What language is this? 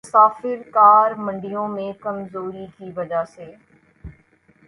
Urdu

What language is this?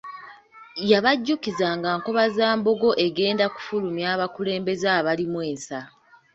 Ganda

